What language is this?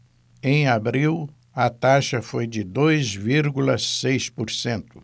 Portuguese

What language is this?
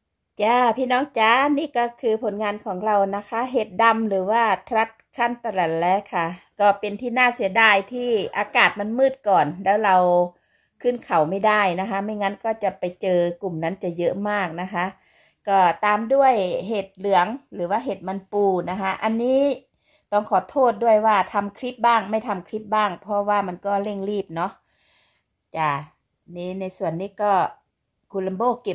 Thai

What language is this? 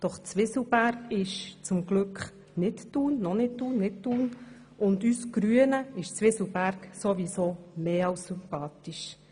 Swiss German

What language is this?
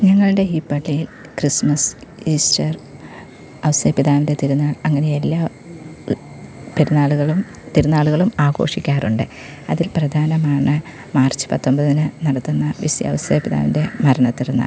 Malayalam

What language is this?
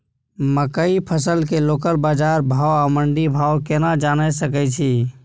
Maithili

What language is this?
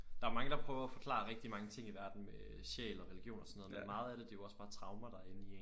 Danish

